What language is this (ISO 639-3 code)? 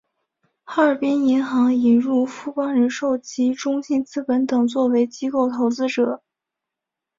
zho